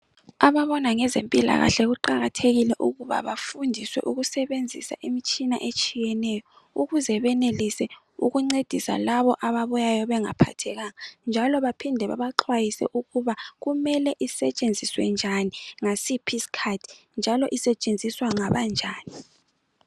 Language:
North Ndebele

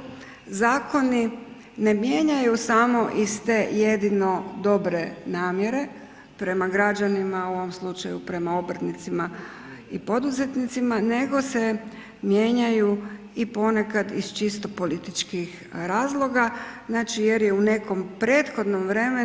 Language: Croatian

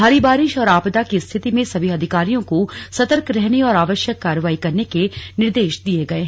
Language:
Hindi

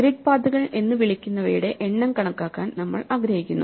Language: Malayalam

